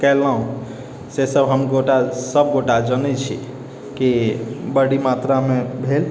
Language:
Maithili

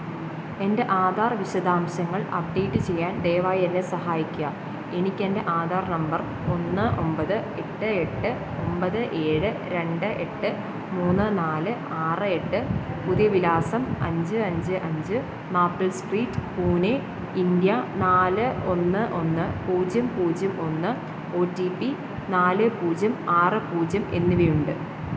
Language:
Malayalam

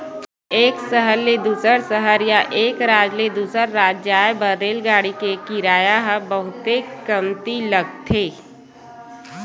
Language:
Chhattisgarhi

